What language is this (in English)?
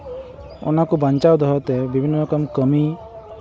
Santali